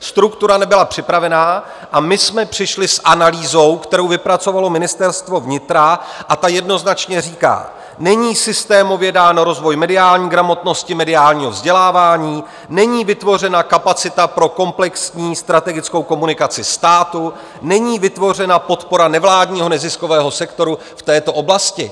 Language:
Czech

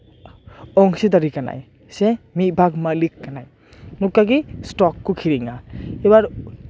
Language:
Santali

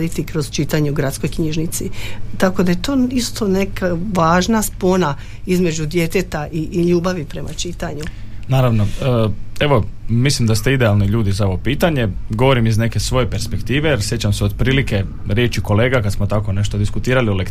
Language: Croatian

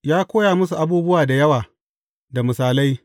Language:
Hausa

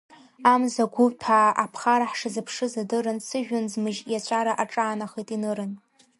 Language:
Abkhazian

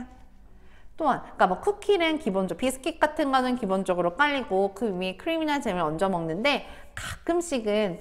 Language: Korean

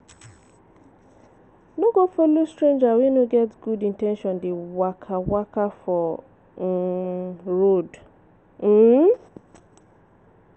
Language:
Nigerian Pidgin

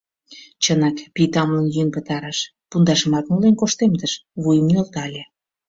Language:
Mari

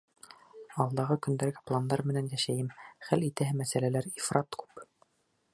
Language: Bashkir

